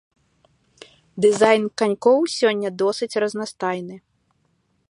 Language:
Belarusian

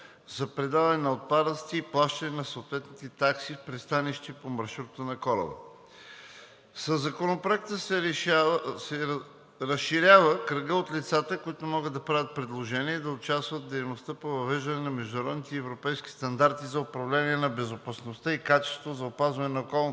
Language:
Bulgarian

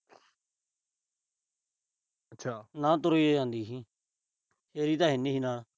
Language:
Punjabi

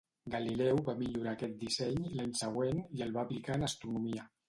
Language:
Catalan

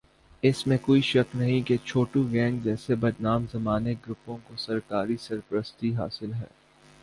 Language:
Urdu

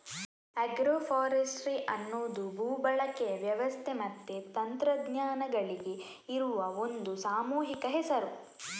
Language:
Kannada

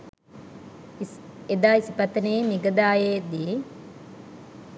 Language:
Sinhala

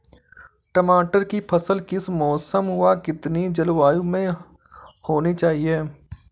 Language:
Hindi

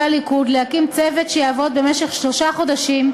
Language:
Hebrew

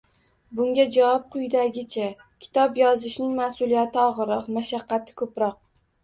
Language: Uzbek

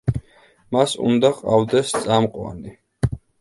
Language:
Georgian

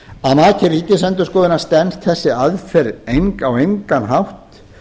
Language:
Icelandic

